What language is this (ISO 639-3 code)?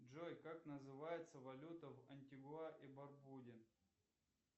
rus